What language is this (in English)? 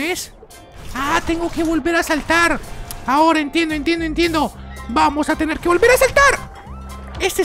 Spanish